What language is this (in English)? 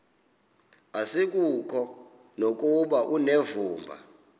Xhosa